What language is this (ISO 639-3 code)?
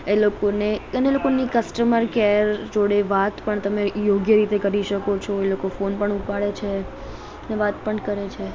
guj